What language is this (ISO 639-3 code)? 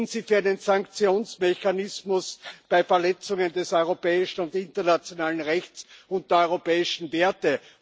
deu